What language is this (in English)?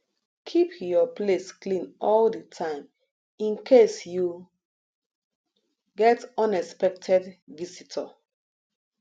Nigerian Pidgin